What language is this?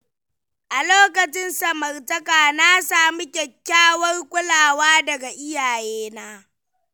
Hausa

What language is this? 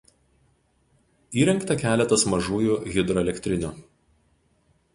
Lithuanian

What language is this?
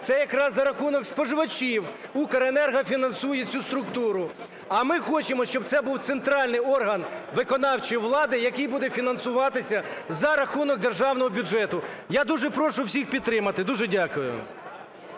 Ukrainian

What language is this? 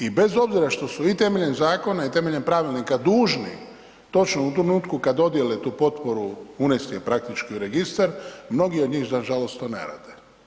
Croatian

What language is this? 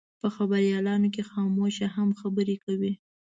Pashto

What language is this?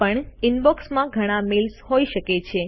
Gujarati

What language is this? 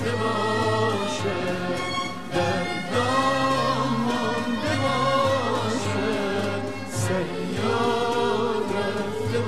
Persian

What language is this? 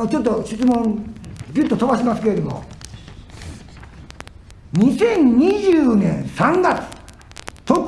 Japanese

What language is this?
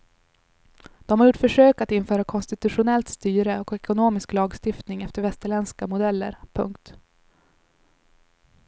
Swedish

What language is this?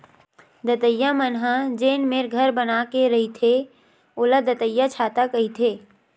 Chhattisgarhi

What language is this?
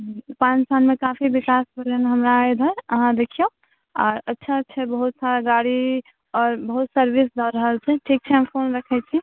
Maithili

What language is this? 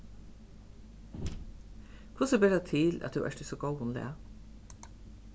Faroese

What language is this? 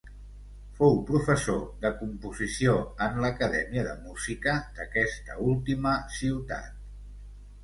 Catalan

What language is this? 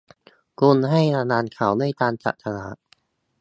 Thai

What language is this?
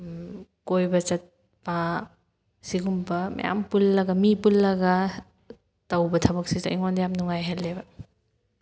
Manipuri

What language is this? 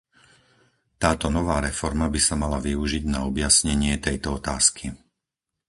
Slovak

